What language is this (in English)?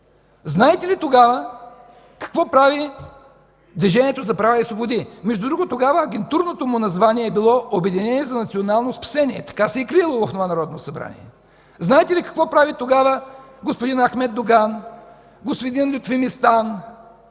Bulgarian